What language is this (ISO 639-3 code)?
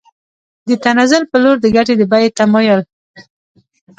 pus